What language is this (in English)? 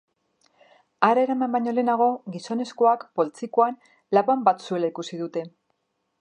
Basque